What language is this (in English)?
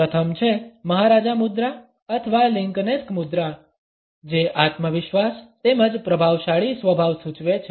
Gujarati